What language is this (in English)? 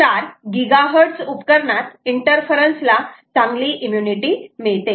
Marathi